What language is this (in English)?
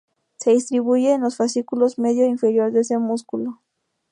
Spanish